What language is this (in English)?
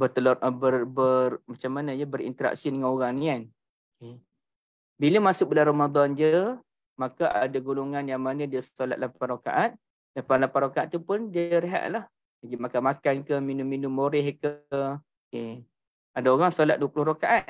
Malay